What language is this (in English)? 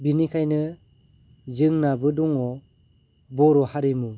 Bodo